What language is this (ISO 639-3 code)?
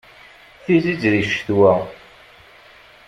kab